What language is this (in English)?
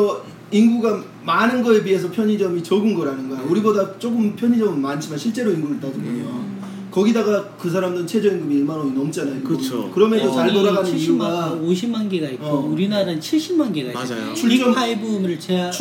Korean